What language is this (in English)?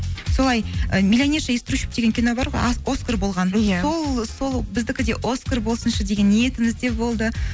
Kazakh